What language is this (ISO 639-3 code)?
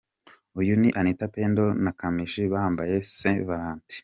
kin